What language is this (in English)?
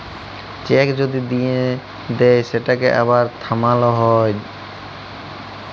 Bangla